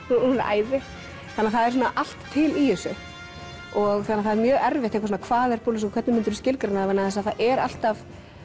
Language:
Icelandic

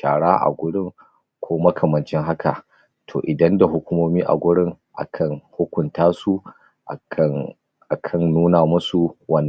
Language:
Hausa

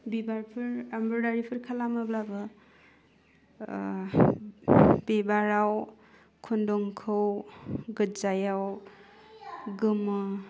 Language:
Bodo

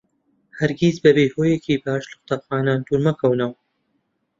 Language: Central Kurdish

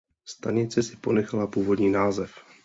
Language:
Czech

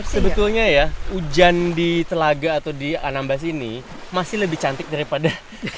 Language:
Indonesian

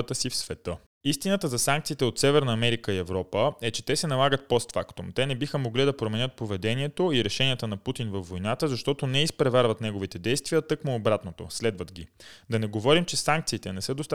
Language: Bulgarian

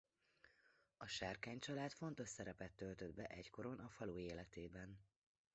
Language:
Hungarian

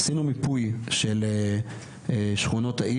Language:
Hebrew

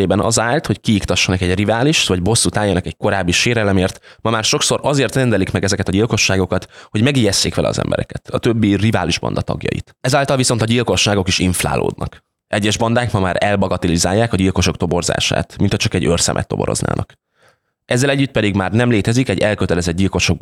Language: Hungarian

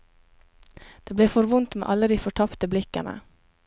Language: Norwegian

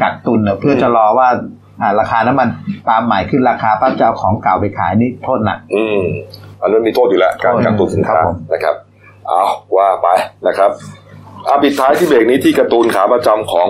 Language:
Thai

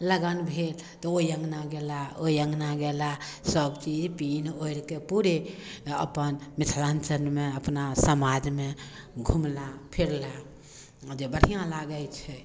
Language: Maithili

